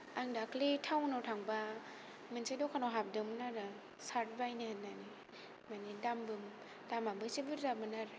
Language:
Bodo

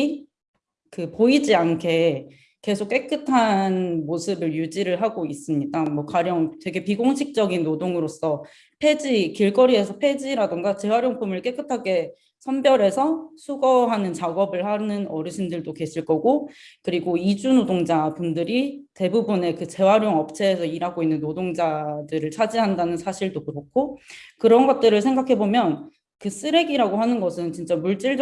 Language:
Korean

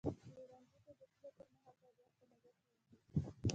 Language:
Pashto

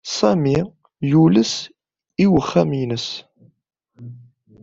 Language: Kabyle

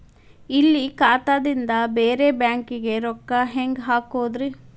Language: Kannada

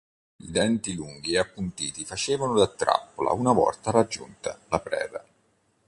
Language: Italian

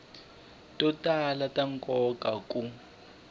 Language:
Tsonga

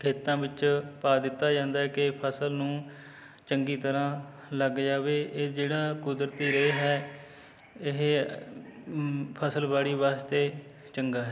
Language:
Punjabi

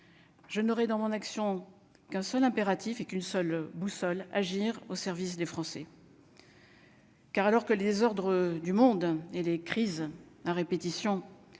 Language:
French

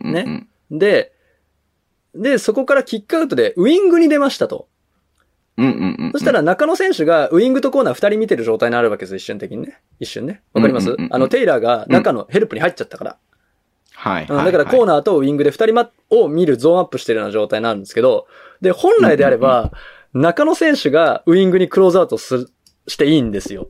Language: Japanese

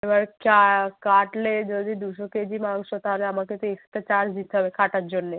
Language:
Bangla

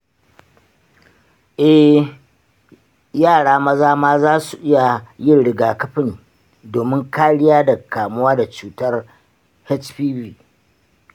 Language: Hausa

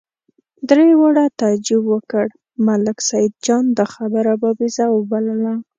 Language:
Pashto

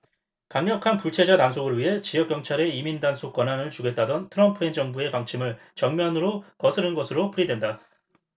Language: Korean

